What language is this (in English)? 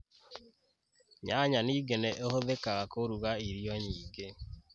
Kikuyu